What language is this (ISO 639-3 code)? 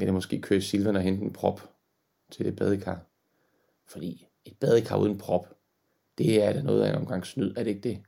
dan